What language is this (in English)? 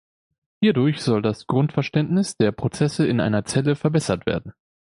German